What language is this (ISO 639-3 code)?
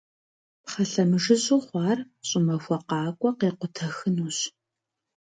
kbd